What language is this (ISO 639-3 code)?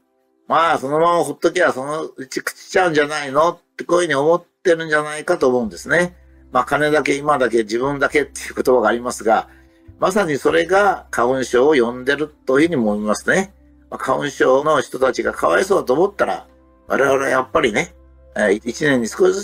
jpn